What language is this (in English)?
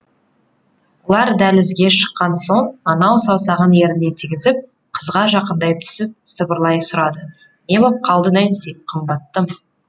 Kazakh